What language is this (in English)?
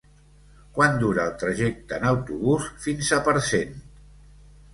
Catalan